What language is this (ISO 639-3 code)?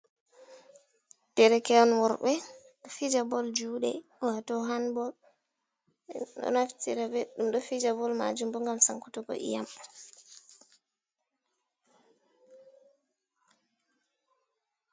ful